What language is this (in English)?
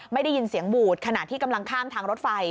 Thai